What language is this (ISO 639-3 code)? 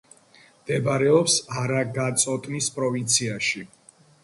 kat